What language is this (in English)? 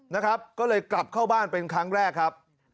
Thai